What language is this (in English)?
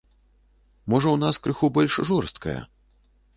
Belarusian